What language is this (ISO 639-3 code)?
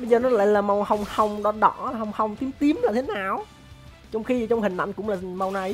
vie